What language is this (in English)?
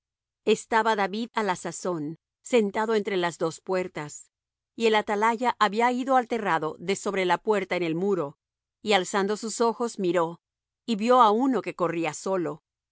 Spanish